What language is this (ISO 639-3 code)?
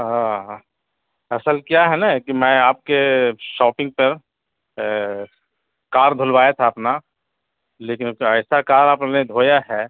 urd